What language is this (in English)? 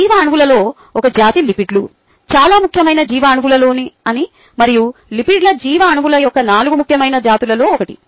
Telugu